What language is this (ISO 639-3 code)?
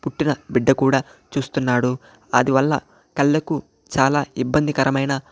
tel